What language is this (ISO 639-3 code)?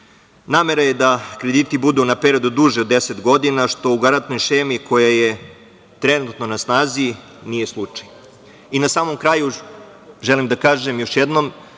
srp